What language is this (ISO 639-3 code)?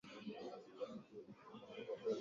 swa